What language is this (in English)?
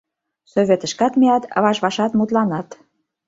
Mari